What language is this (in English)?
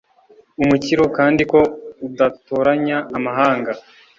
Kinyarwanda